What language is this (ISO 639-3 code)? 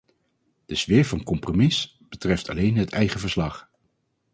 nld